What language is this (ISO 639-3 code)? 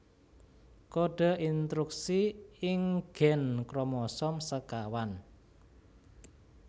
jav